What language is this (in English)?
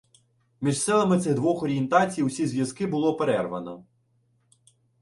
Ukrainian